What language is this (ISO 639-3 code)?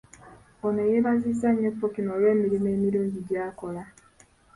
lug